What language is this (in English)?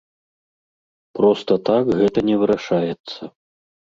Belarusian